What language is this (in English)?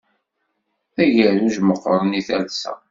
Kabyle